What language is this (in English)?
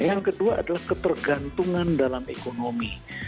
Indonesian